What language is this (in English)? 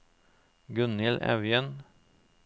Norwegian